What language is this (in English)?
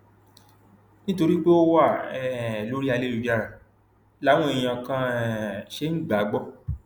Yoruba